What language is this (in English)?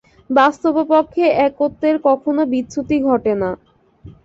Bangla